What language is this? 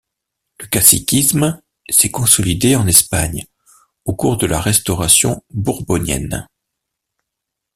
French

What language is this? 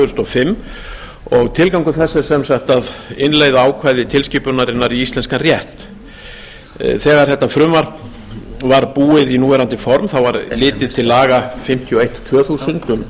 Icelandic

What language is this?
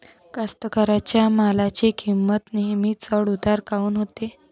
Marathi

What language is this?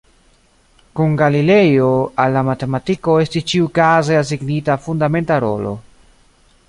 Esperanto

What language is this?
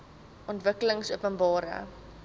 Afrikaans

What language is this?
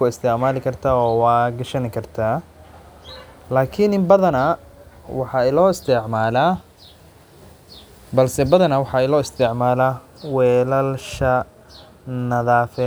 Somali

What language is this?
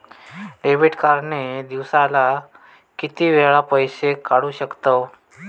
Marathi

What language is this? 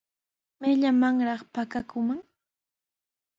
Sihuas Ancash Quechua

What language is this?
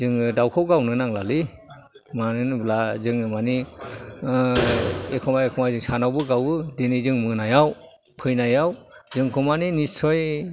Bodo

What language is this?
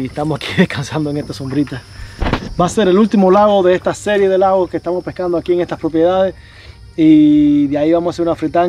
Spanish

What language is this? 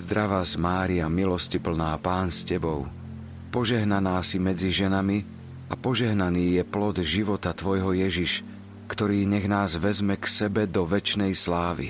Slovak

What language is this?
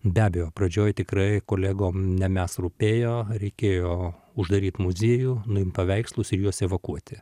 Lithuanian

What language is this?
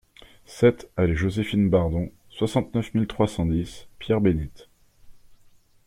French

